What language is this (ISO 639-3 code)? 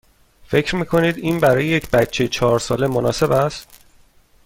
fas